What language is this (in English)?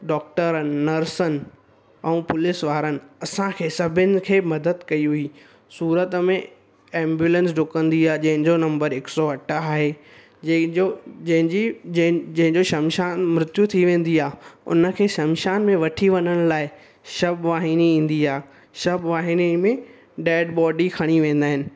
Sindhi